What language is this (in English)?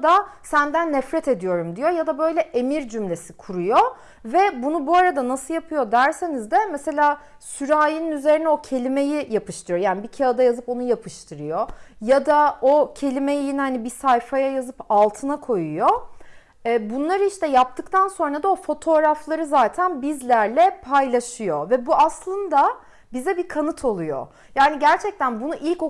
Turkish